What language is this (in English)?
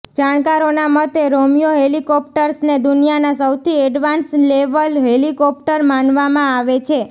Gujarati